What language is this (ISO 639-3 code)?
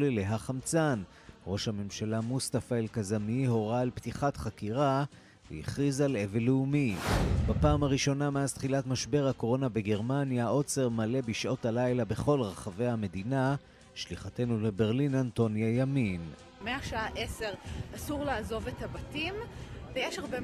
heb